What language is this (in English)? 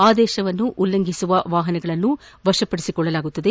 Kannada